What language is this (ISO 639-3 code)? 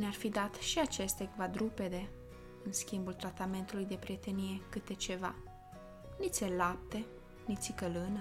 ron